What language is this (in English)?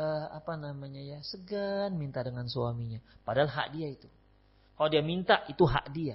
Indonesian